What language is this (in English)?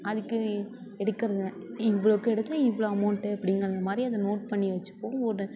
Tamil